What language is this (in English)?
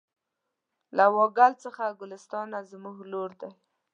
Pashto